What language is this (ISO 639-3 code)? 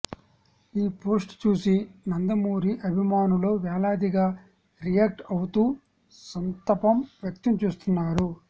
tel